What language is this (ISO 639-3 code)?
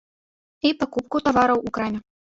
bel